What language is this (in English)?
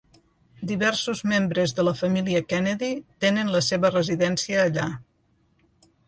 Catalan